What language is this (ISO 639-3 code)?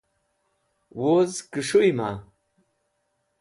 wbl